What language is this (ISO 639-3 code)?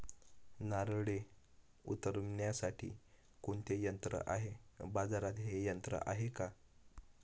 mar